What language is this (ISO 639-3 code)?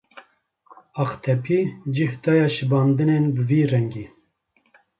kur